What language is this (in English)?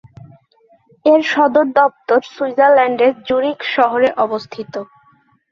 Bangla